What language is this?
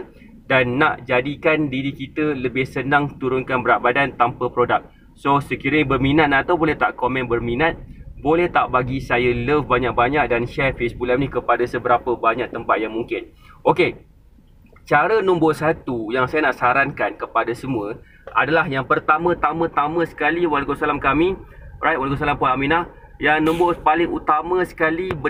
Malay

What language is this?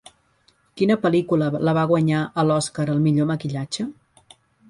Catalan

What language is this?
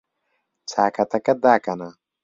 Central Kurdish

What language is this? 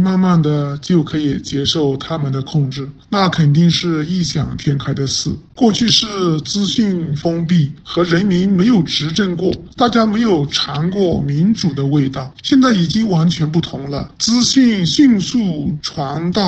Chinese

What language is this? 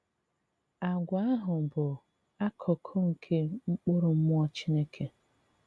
Igbo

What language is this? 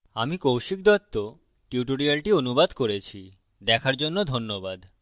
Bangla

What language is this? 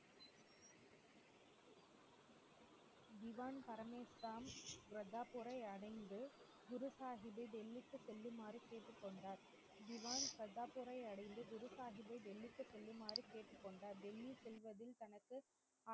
Tamil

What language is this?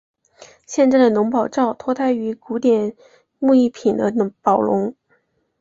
Chinese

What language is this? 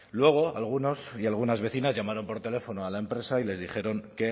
Spanish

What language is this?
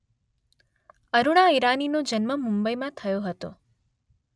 Gujarati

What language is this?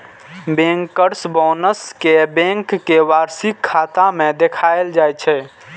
Maithili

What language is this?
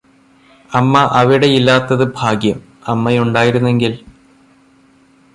Malayalam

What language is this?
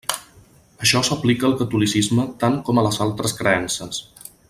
Catalan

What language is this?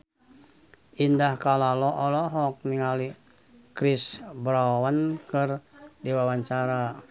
Sundanese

